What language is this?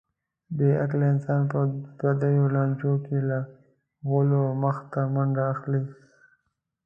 Pashto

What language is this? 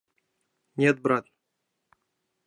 Mari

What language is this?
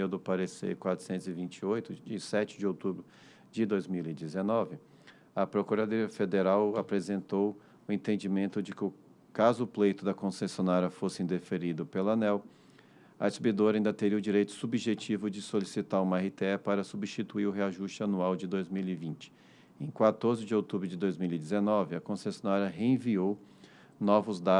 Portuguese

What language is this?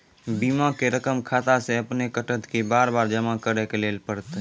Maithili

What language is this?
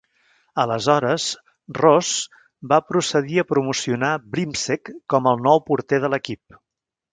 Catalan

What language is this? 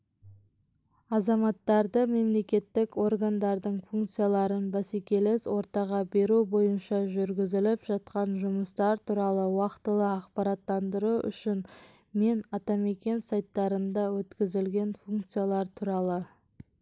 Kazakh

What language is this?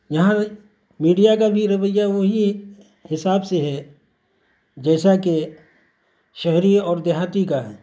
Urdu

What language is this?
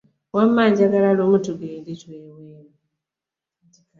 Ganda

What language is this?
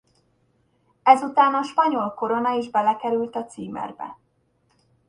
Hungarian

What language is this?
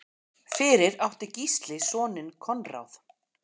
Icelandic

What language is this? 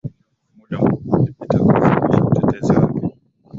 Swahili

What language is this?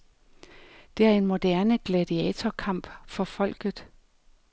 Danish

